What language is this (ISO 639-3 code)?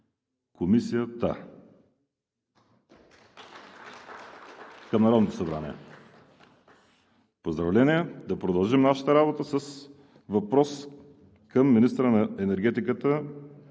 bul